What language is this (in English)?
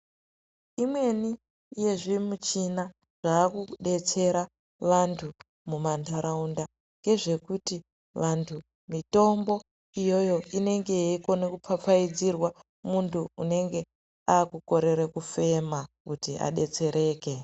Ndau